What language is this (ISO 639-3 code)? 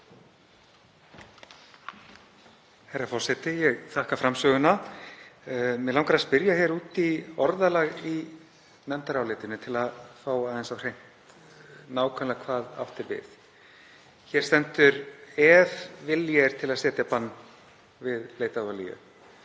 isl